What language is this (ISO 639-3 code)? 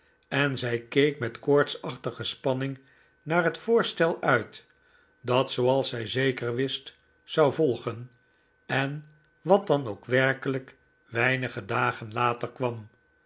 nld